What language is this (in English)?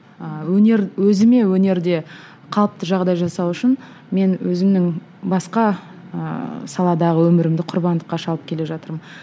Kazakh